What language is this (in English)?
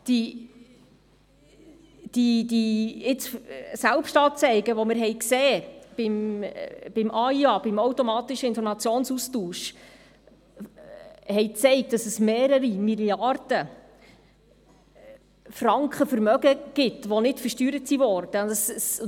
Swiss German